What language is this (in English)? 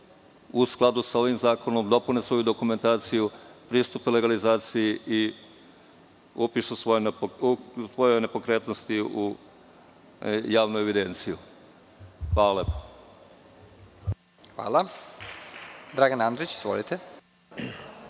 Serbian